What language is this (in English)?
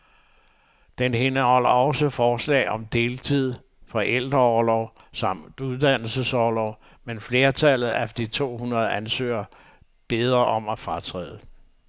Danish